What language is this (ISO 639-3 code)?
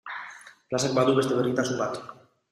eus